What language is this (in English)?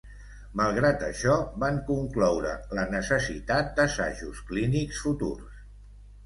Catalan